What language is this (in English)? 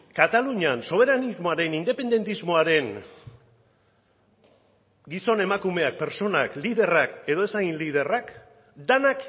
Basque